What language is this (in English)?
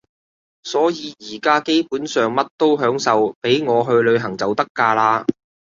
Cantonese